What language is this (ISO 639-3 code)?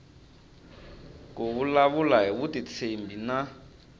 tso